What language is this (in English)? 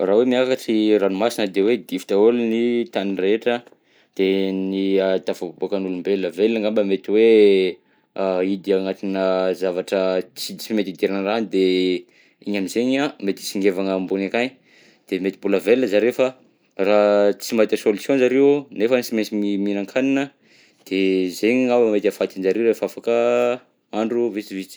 Southern Betsimisaraka Malagasy